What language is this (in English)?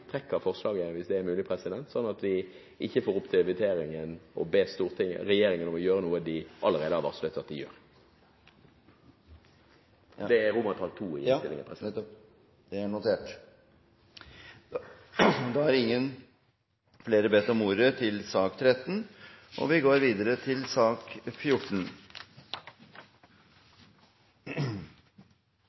Norwegian Bokmål